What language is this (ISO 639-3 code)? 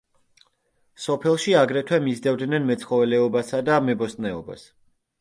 kat